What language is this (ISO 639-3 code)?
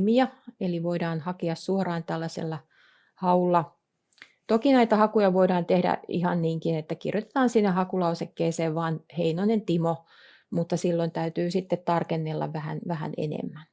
fin